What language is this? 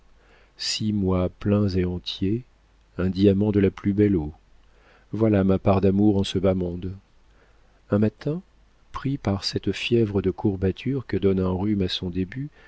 French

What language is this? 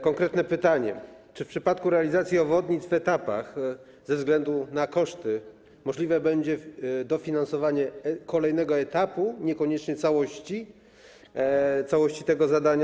Polish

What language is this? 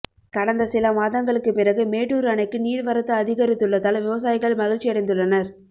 Tamil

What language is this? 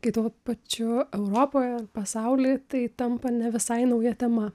Lithuanian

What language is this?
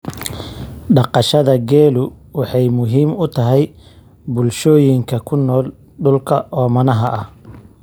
Somali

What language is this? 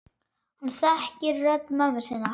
Icelandic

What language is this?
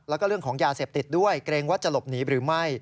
Thai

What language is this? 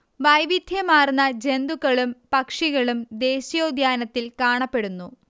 Malayalam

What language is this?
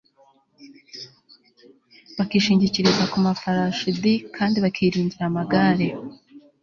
Kinyarwanda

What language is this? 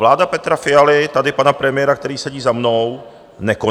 Czech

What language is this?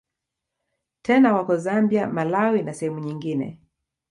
Swahili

